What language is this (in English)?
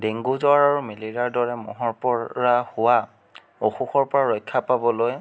Assamese